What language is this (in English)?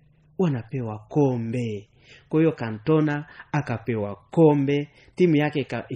Swahili